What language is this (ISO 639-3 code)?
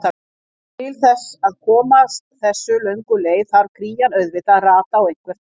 isl